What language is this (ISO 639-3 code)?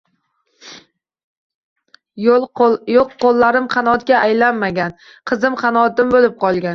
uzb